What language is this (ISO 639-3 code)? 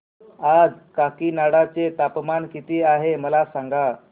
mar